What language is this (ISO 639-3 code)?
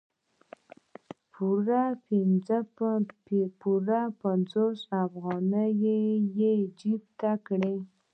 pus